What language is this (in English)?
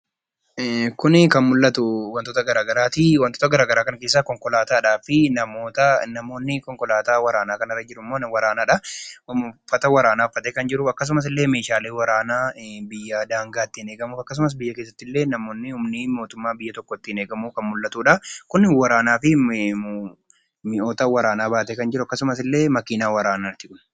Oromo